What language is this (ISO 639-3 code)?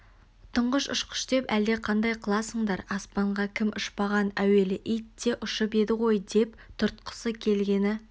kaz